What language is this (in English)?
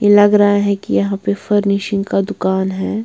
Hindi